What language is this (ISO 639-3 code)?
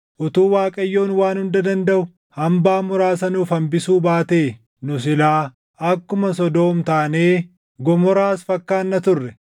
orm